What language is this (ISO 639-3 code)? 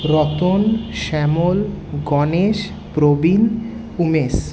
ben